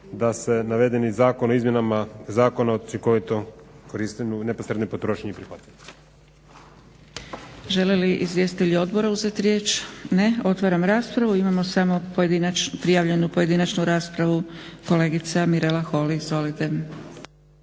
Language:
Croatian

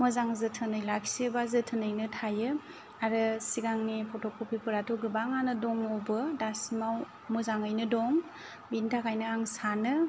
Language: Bodo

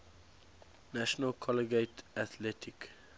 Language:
English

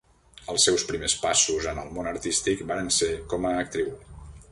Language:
Catalan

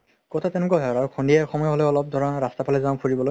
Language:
Assamese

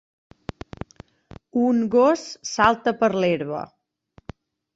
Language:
Catalan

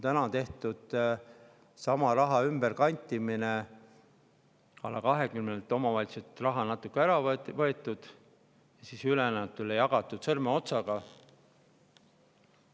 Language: Estonian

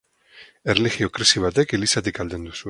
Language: Basque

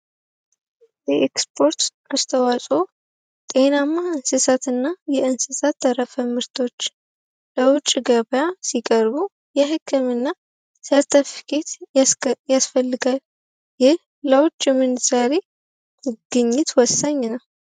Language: Amharic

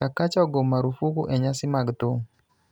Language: Luo (Kenya and Tanzania)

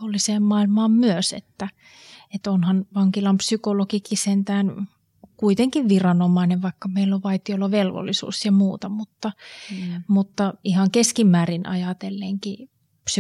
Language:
Finnish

